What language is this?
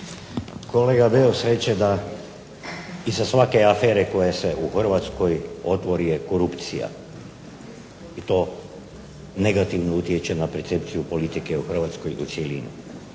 Croatian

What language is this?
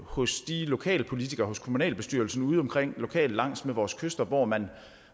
Danish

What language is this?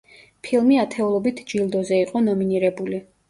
Georgian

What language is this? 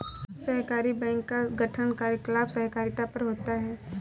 Hindi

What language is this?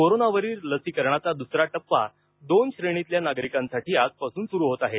Marathi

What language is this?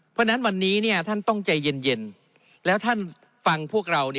Thai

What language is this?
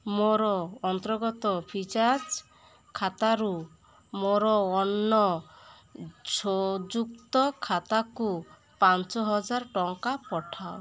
Odia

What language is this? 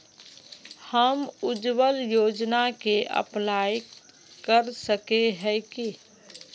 Magahi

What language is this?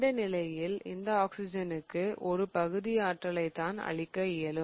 Tamil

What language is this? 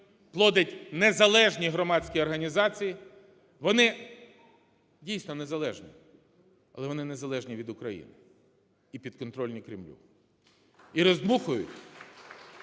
Ukrainian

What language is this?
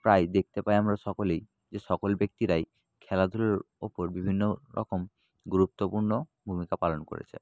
Bangla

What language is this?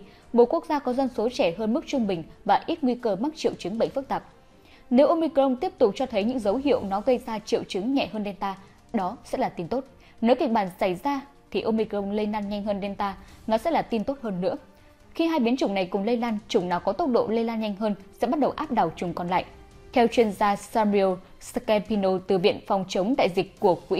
Vietnamese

